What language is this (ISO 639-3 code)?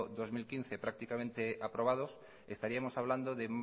spa